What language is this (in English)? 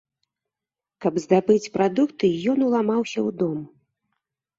Belarusian